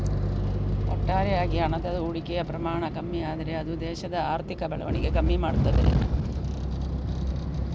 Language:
Kannada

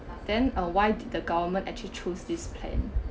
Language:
English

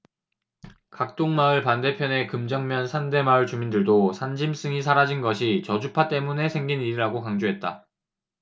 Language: Korean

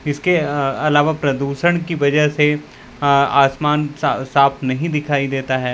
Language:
Hindi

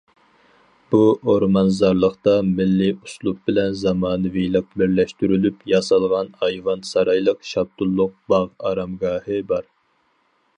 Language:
Uyghur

